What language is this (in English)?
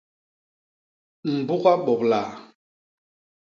Basaa